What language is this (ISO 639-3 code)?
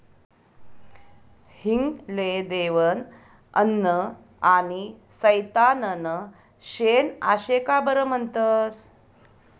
mar